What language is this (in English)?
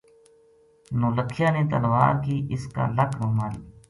Gujari